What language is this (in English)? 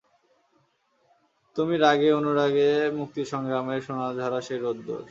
Bangla